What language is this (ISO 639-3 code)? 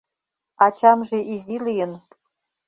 chm